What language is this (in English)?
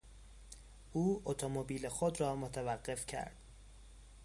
Persian